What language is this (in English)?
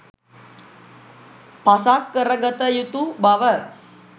Sinhala